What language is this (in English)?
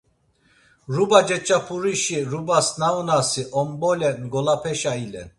Laz